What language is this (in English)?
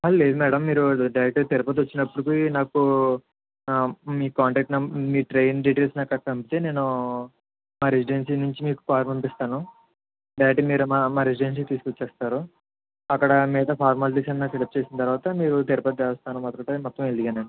Telugu